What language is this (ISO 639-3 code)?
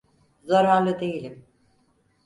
tur